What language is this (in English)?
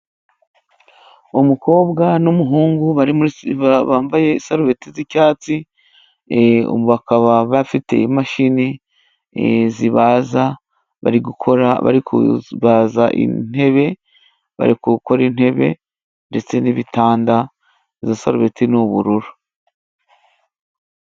Kinyarwanda